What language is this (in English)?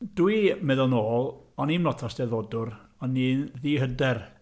Welsh